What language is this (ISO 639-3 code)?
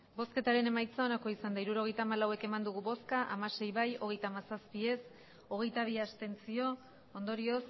eus